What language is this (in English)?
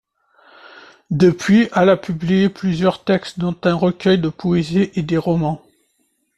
French